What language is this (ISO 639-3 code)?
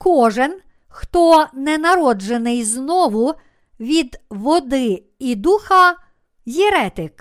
ukr